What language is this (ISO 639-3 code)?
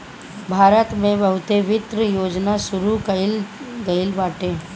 bho